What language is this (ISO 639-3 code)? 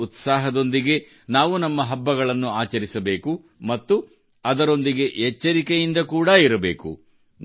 kan